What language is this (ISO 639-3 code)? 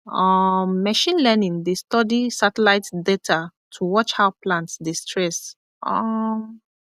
pcm